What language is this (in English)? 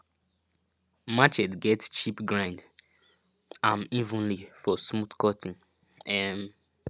Nigerian Pidgin